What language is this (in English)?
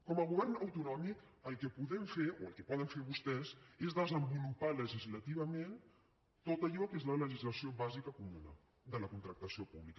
Catalan